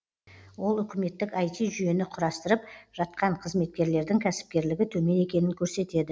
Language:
Kazakh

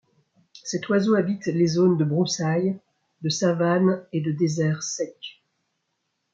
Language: French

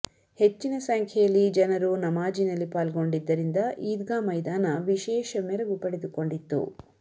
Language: Kannada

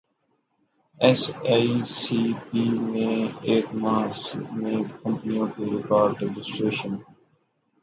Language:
Urdu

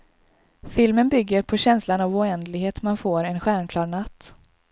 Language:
Swedish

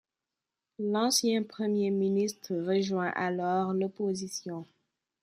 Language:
French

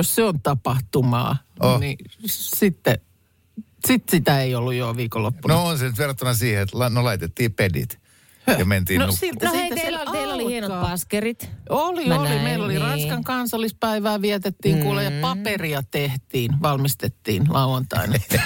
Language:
Finnish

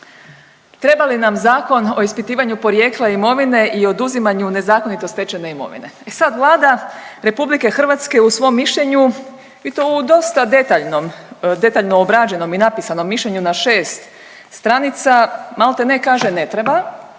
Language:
Croatian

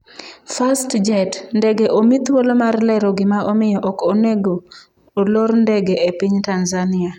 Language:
Luo (Kenya and Tanzania)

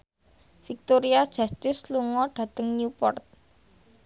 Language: Javanese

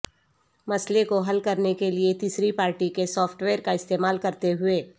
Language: Urdu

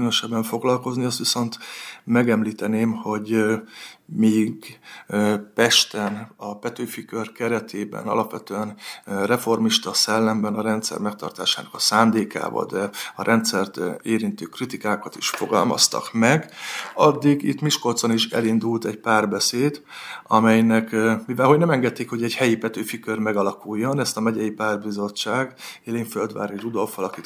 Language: Hungarian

